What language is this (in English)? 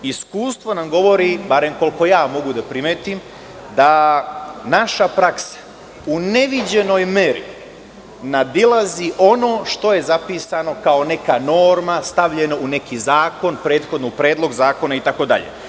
Serbian